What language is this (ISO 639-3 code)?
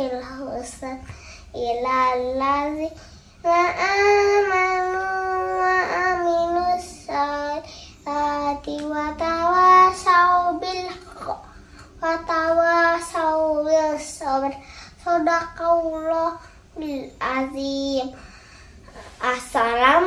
ind